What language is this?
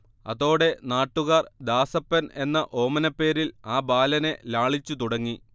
Malayalam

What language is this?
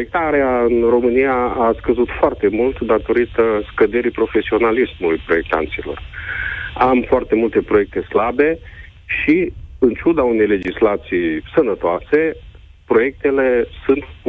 Romanian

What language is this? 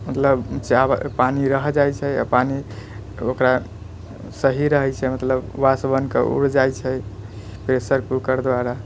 Maithili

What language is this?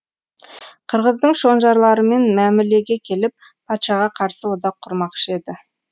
Kazakh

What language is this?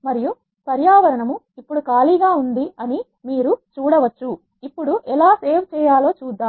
Telugu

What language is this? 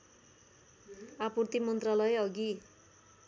Nepali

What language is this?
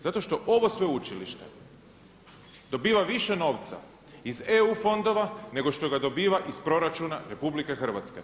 Croatian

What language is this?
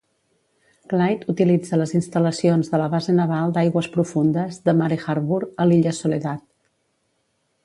Catalan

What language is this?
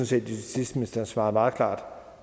Danish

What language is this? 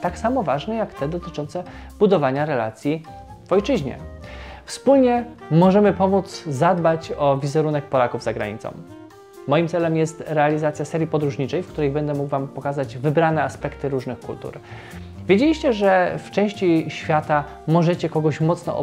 Polish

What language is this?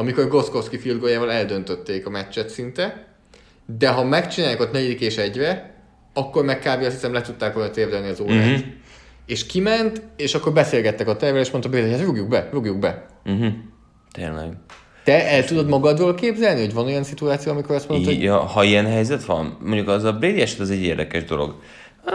Hungarian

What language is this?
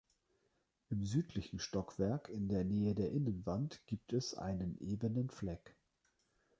German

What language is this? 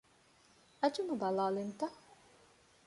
Divehi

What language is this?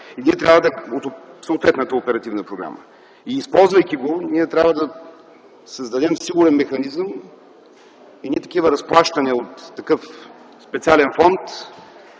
Bulgarian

